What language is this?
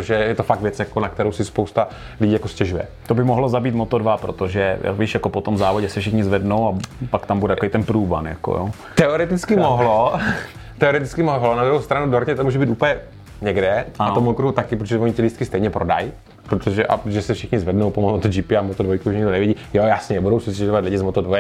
Czech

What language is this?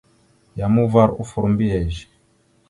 Mada (Cameroon)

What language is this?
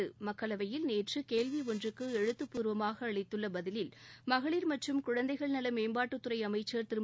Tamil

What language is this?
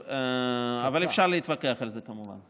Hebrew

